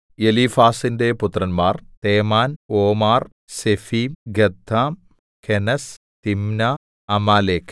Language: Malayalam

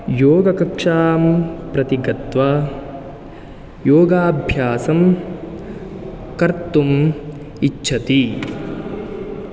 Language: Sanskrit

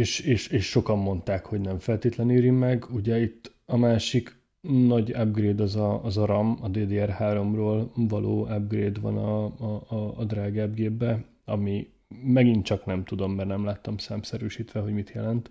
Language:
Hungarian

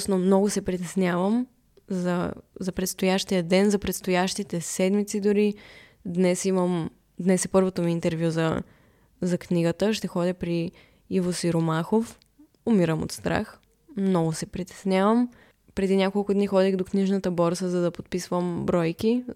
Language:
Bulgarian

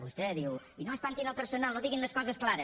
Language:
Catalan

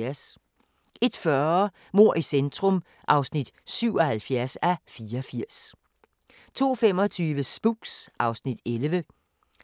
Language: Danish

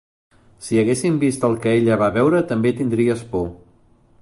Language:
Catalan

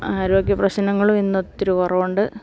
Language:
Malayalam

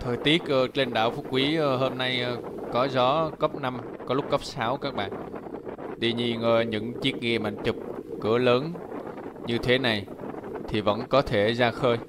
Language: Vietnamese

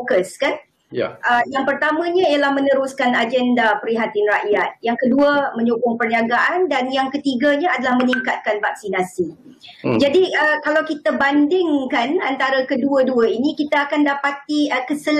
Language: Malay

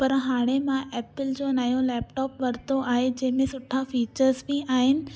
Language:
Sindhi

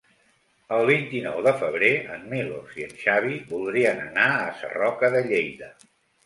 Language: Catalan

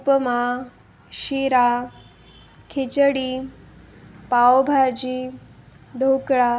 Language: Marathi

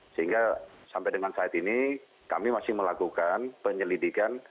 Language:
Indonesian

